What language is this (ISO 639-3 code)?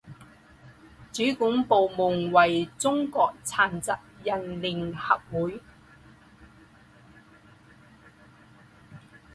zho